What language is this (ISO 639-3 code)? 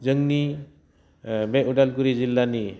brx